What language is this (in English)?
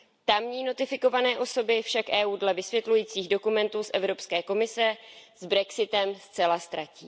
Czech